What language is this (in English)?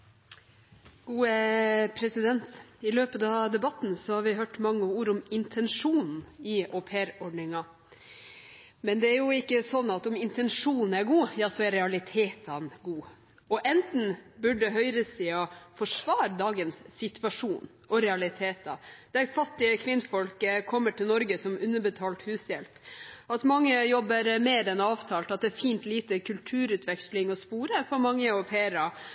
Norwegian Bokmål